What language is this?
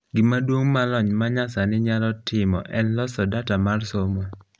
Luo (Kenya and Tanzania)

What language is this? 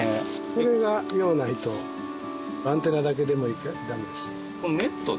Japanese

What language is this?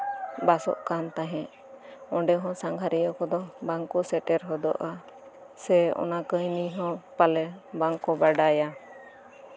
Santali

